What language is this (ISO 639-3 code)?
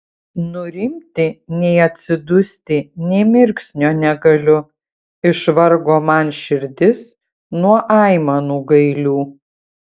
lit